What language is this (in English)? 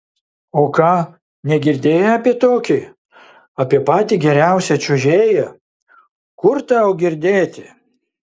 Lithuanian